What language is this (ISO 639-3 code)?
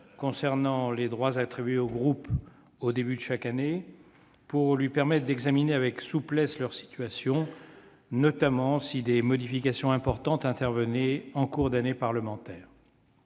fra